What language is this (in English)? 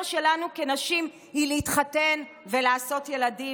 Hebrew